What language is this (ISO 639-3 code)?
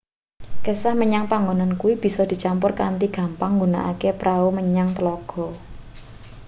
jav